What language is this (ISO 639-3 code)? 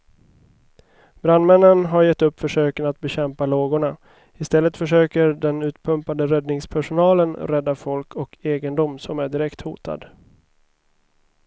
swe